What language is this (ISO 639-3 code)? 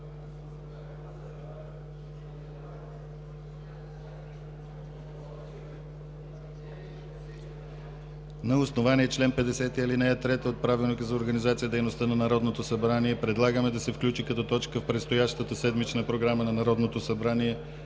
bul